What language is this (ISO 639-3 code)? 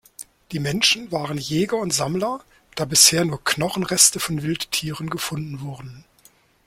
deu